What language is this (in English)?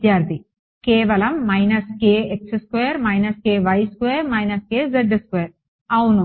Telugu